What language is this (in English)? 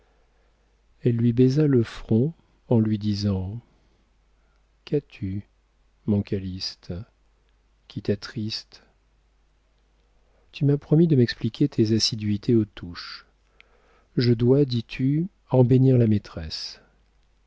French